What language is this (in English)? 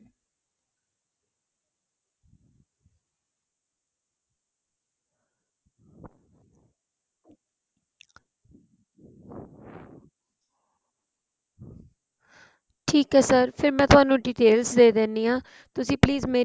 Punjabi